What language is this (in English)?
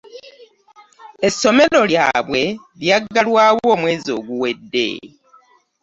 Ganda